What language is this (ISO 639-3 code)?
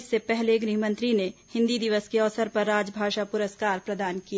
hin